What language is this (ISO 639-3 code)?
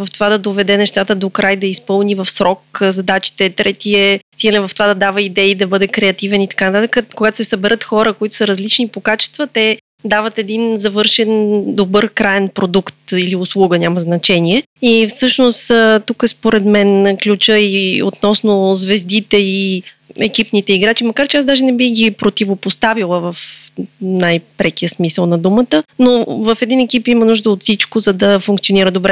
bul